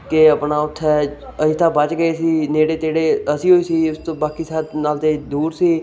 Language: Punjabi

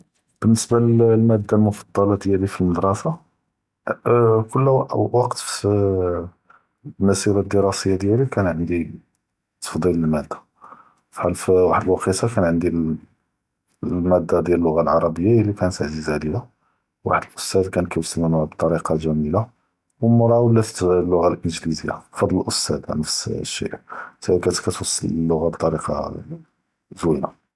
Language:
Judeo-Arabic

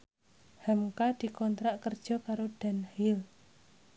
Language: Javanese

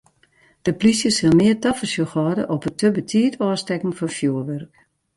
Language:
Western Frisian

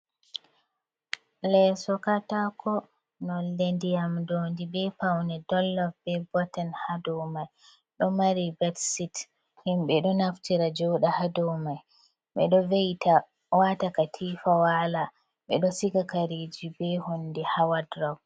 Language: Fula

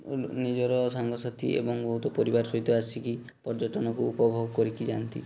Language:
Odia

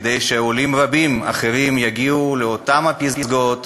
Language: Hebrew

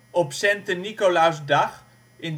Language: Dutch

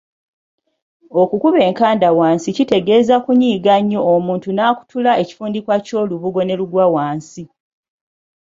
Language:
Ganda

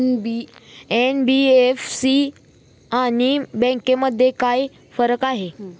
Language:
Marathi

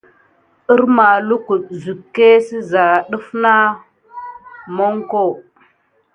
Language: Gidar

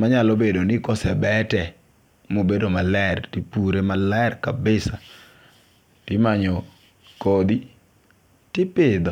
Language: Luo (Kenya and Tanzania)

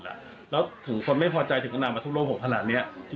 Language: Thai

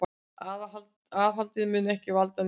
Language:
Icelandic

